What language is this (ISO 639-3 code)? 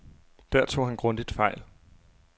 dan